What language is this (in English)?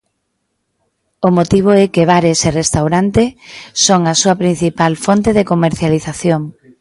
Galician